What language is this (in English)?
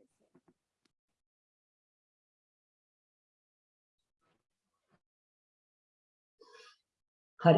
Sinhala